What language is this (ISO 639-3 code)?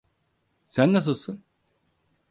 tur